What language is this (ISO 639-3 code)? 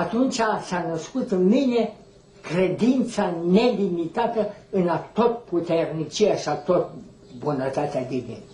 ron